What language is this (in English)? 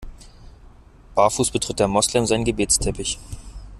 German